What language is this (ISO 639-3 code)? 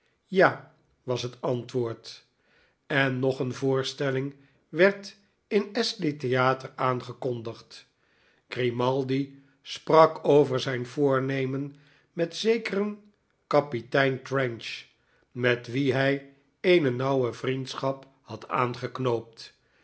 nld